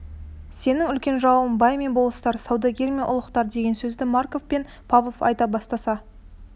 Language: Kazakh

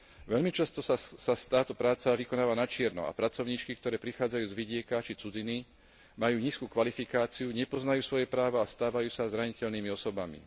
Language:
Slovak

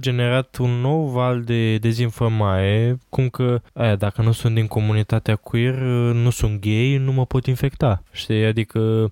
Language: Romanian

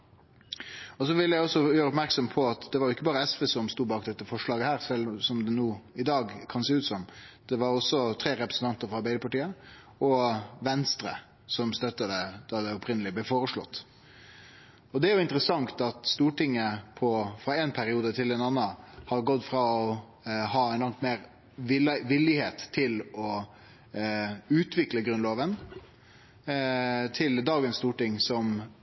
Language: Norwegian Nynorsk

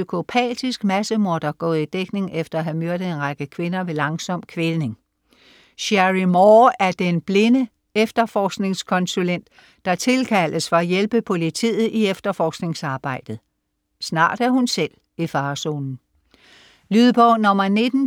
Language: Danish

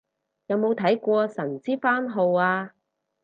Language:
Cantonese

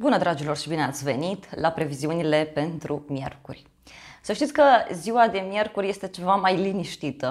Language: Romanian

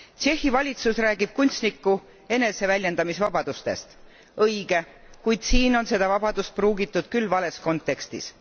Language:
Estonian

